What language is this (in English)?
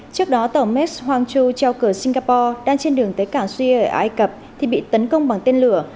Vietnamese